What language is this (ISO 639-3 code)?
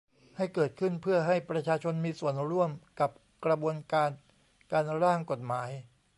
tha